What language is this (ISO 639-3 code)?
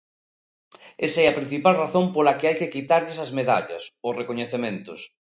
glg